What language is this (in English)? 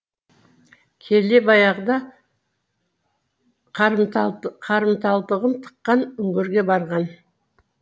Kazakh